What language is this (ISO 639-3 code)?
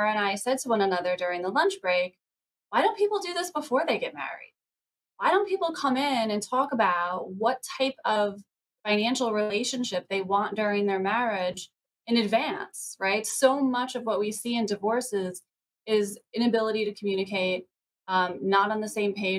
eng